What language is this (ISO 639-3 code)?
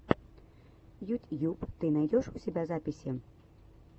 rus